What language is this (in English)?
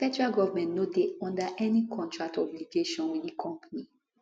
Nigerian Pidgin